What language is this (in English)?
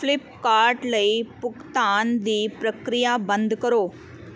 Punjabi